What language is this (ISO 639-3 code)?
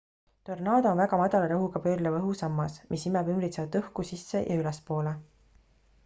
est